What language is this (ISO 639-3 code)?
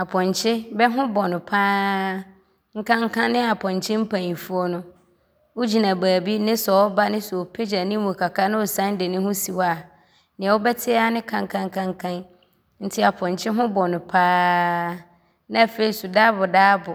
abr